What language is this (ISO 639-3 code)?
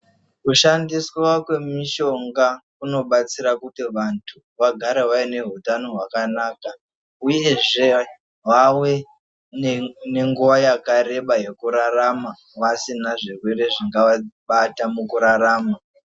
ndc